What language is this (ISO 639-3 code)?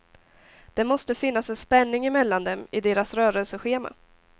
swe